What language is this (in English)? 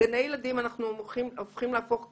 Hebrew